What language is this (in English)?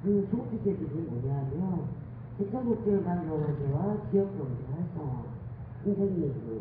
Korean